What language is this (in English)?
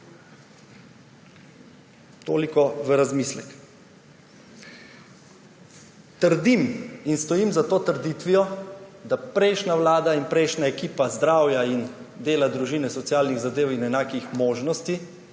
Slovenian